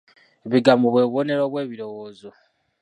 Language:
Ganda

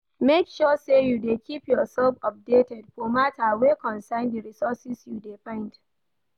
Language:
Nigerian Pidgin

